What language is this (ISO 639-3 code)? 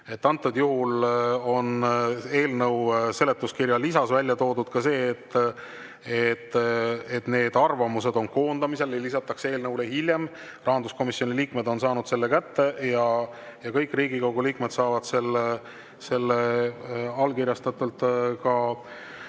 est